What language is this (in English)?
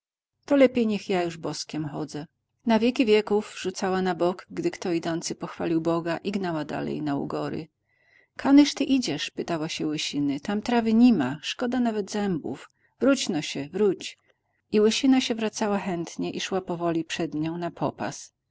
Polish